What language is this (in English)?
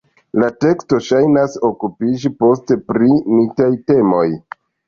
Esperanto